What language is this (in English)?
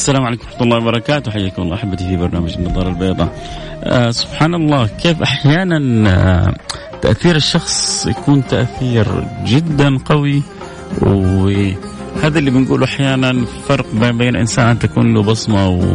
Arabic